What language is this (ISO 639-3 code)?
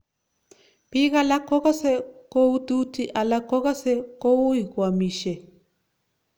kln